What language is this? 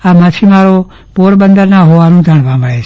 Gujarati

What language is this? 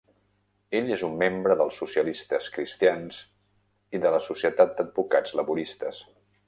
Catalan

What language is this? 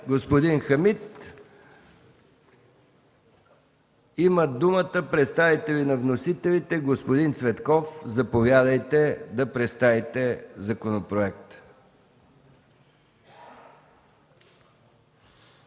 Bulgarian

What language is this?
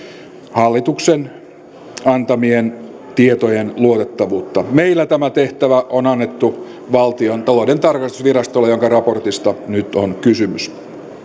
Finnish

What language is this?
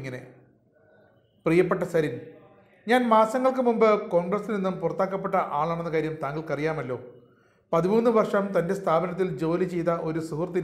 Turkish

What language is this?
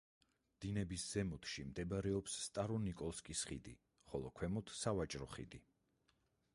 Georgian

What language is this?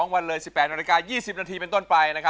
Thai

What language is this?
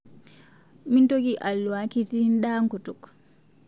Masai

